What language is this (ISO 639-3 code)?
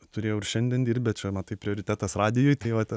lit